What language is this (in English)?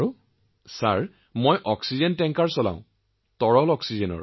Assamese